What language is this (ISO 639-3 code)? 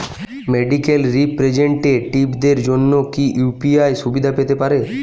ben